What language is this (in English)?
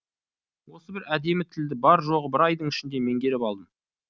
Kazakh